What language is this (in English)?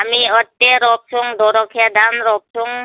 Nepali